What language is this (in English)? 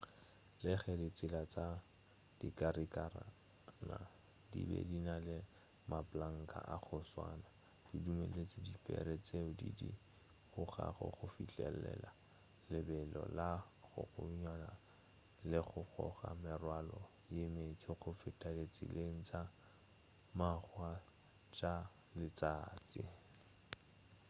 Northern Sotho